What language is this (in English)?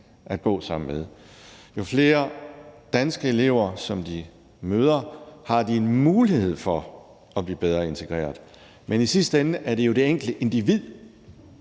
Danish